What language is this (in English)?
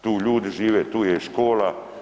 Croatian